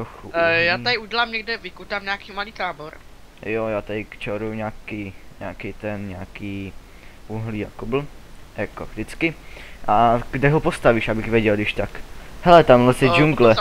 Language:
Czech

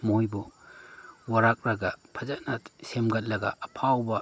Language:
Manipuri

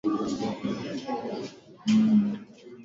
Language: Swahili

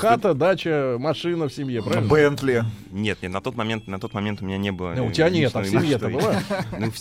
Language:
Russian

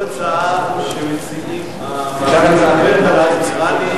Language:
Hebrew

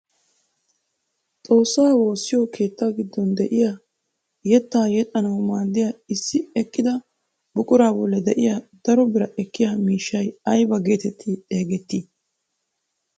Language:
Wolaytta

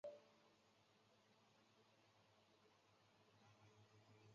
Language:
Chinese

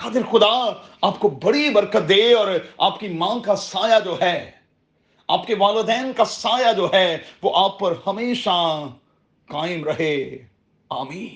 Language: Urdu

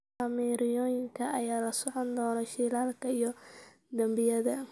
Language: Somali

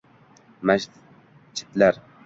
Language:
Uzbek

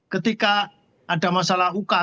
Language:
Indonesian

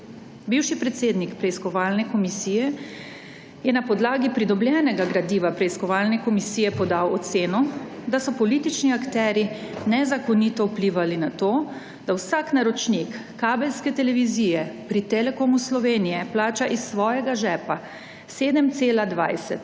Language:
Slovenian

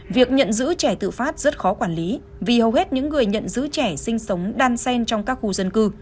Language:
Vietnamese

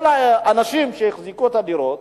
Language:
Hebrew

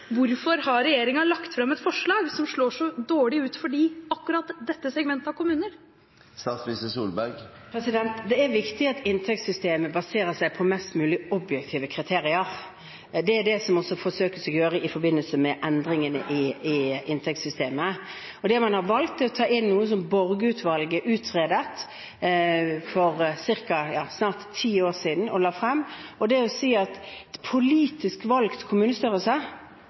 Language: Norwegian Bokmål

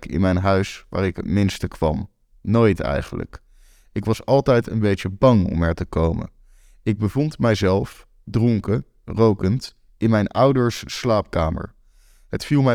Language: Dutch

